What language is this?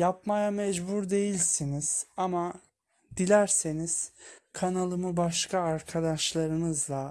Turkish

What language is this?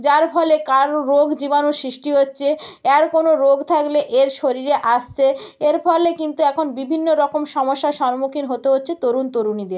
Bangla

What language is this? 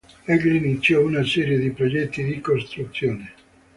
Italian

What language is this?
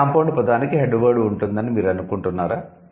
Telugu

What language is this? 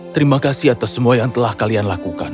Indonesian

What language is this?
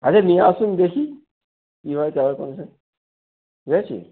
Bangla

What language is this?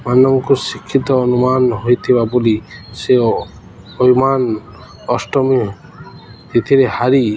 Odia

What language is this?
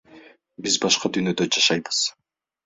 Kyrgyz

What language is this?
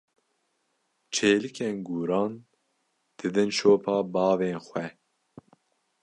Kurdish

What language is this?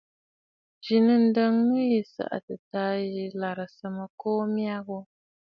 Bafut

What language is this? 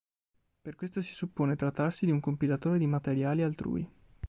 Italian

